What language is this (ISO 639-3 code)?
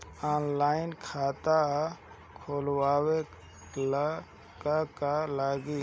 bho